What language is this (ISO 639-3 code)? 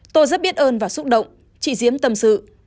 vie